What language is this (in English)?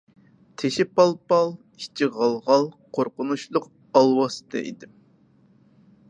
Uyghur